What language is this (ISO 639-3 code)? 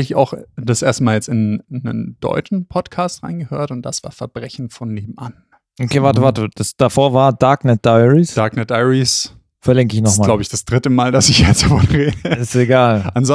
deu